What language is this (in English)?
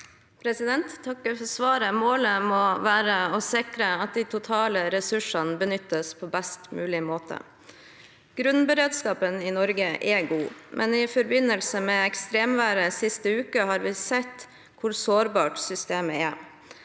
Norwegian